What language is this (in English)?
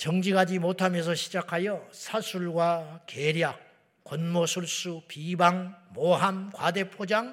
Korean